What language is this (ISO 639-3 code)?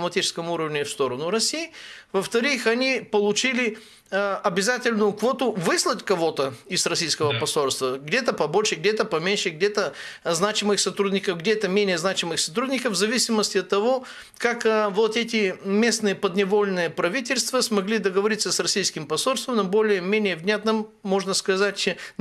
rus